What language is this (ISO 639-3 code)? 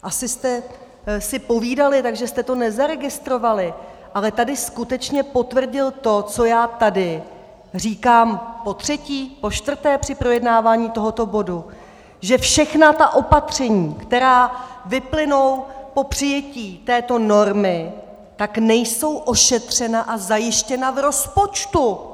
ces